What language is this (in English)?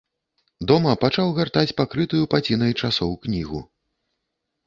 Belarusian